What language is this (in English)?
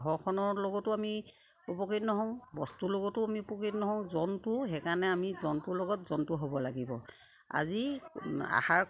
Assamese